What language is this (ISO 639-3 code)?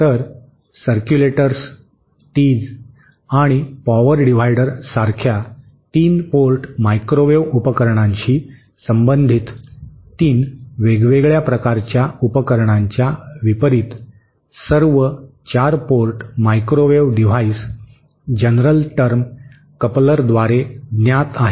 mar